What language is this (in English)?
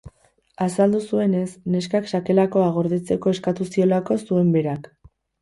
Basque